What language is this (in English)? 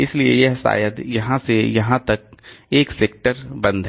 Hindi